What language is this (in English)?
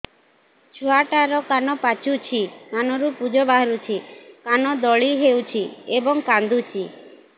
Odia